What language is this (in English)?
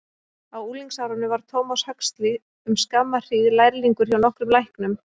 Icelandic